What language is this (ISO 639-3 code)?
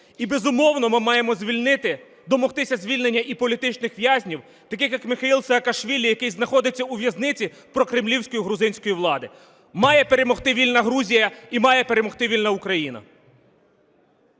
ukr